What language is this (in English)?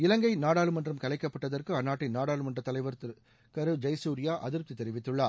Tamil